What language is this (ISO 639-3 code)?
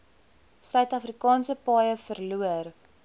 afr